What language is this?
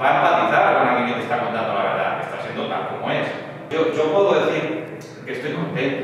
Spanish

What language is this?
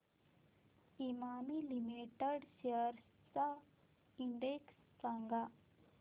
Marathi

